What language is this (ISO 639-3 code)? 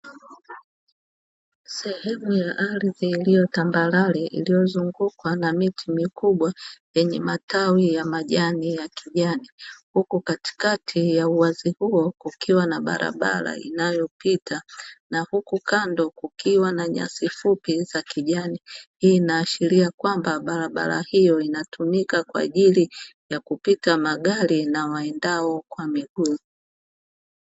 swa